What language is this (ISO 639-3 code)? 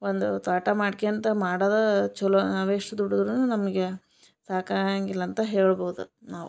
kan